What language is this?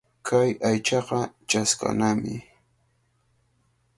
Cajatambo North Lima Quechua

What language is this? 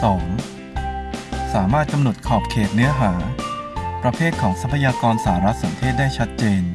Thai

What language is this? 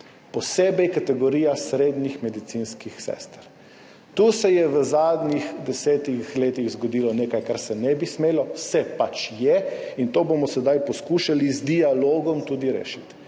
Slovenian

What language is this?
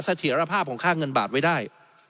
Thai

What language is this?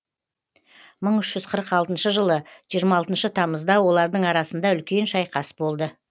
Kazakh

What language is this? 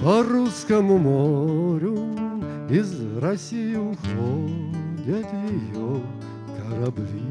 Russian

